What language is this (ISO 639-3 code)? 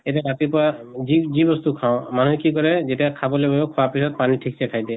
asm